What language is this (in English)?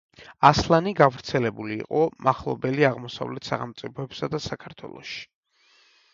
Georgian